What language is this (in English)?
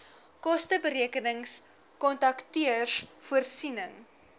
Afrikaans